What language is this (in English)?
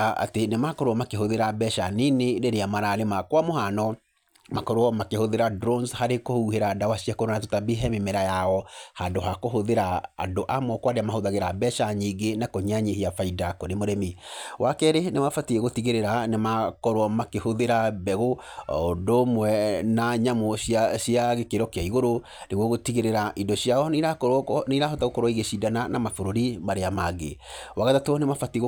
Kikuyu